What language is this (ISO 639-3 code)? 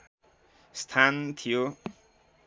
nep